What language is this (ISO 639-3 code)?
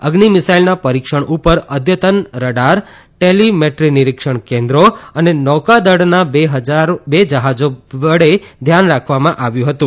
guj